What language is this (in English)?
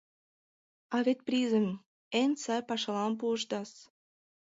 Mari